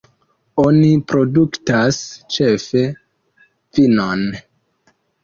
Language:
Esperanto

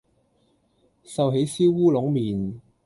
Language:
Cantonese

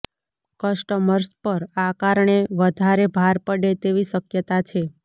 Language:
Gujarati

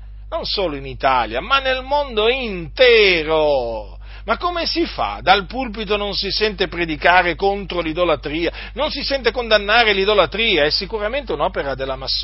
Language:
Italian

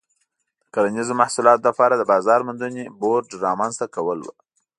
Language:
Pashto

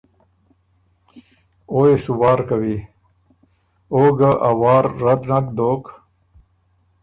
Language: Ormuri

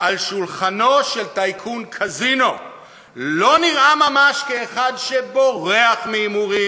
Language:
Hebrew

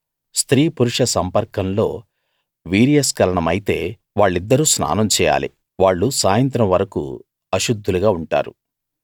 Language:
Telugu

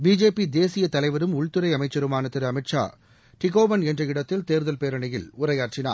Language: Tamil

